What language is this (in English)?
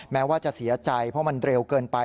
Thai